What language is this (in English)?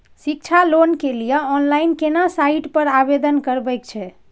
Maithili